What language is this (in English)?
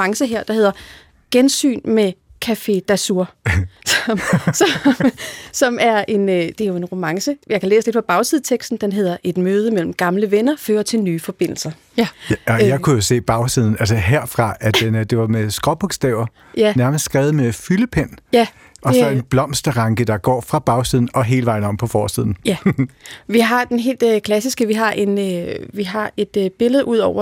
Danish